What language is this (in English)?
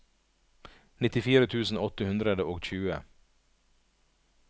Norwegian